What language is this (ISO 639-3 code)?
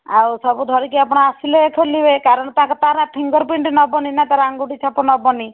ori